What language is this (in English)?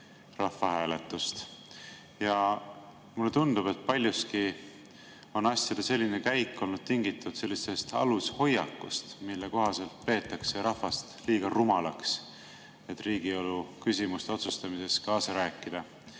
Estonian